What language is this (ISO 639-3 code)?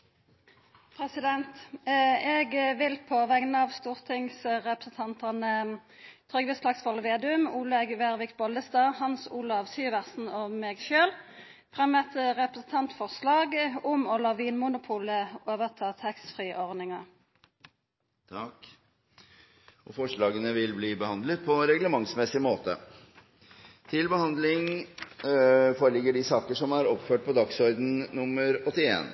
nno